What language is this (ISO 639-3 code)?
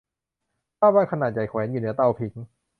tha